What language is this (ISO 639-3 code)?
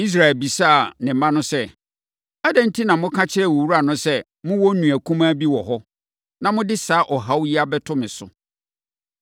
aka